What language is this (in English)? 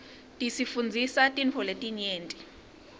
Swati